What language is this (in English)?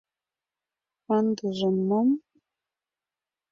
Mari